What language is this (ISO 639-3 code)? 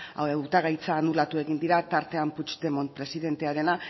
eus